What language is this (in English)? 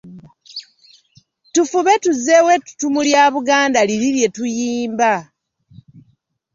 Ganda